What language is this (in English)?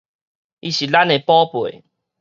Min Nan Chinese